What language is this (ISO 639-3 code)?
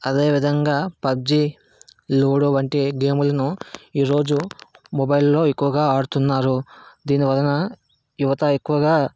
tel